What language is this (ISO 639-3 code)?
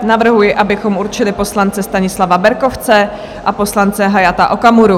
ces